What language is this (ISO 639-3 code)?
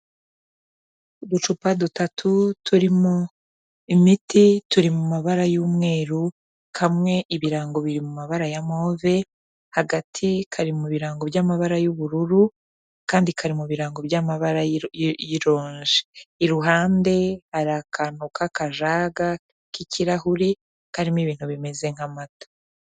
kin